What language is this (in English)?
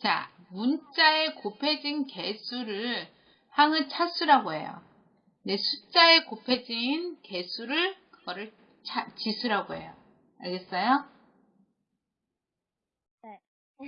Korean